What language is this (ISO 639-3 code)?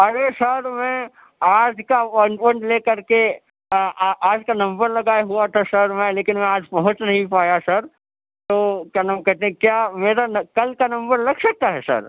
urd